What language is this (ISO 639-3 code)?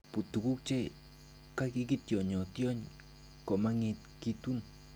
kln